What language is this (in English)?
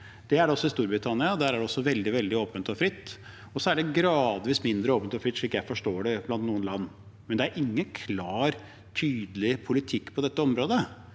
Norwegian